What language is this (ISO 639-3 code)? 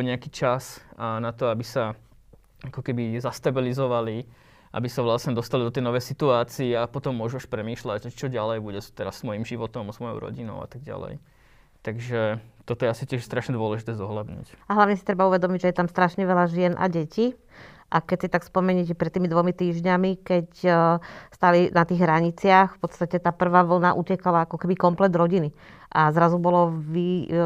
slk